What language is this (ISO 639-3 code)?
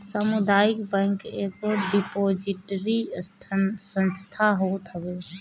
bho